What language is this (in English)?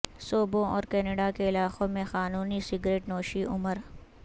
Urdu